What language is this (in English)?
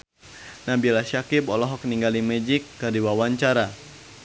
Sundanese